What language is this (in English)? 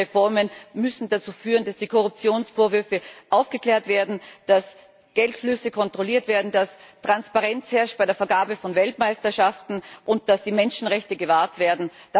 German